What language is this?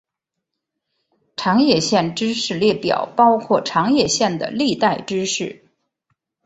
Chinese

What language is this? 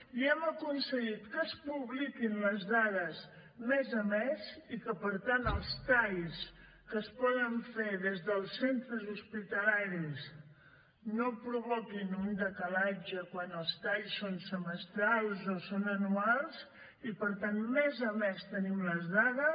Catalan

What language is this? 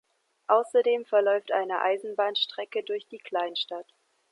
German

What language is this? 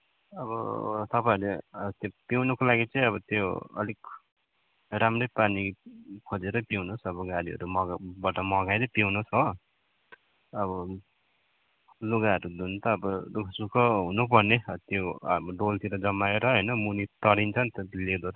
Nepali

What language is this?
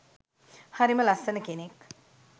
Sinhala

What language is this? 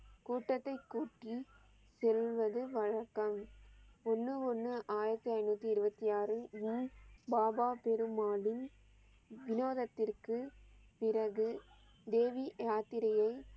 Tamil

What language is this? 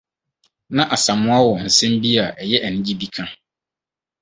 Akan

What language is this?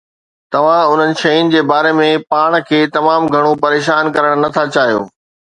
Sindhi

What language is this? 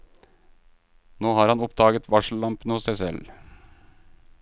Norwegian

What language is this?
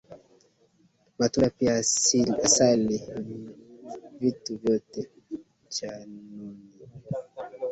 Swahili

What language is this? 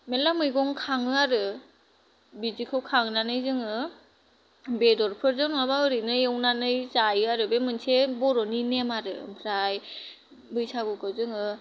Bodo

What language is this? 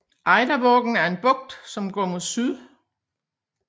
Danish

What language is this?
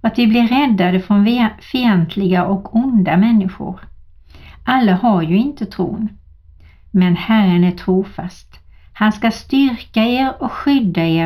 Swedish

